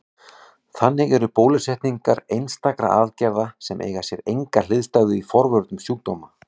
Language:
Icelandic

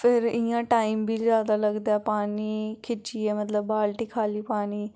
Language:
Dogri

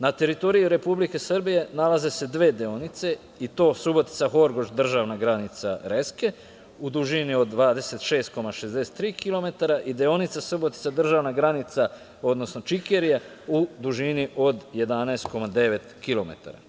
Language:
Serbian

